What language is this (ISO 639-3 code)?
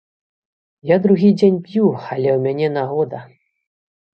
bel